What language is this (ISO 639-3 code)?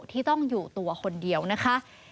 tha